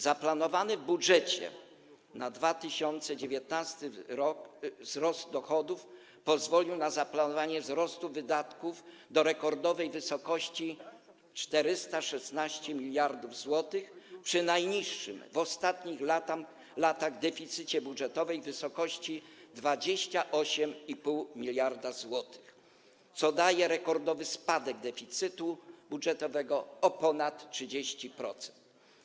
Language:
Polish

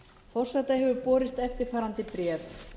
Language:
Icelandic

